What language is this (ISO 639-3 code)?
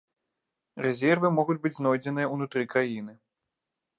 bel